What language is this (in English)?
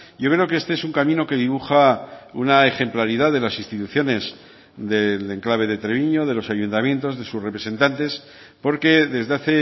Spanish